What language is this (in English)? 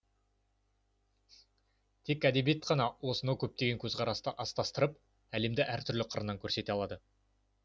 Kazakh